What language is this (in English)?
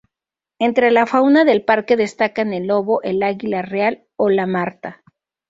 Spanish